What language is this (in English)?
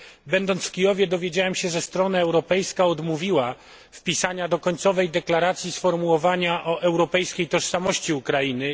Polish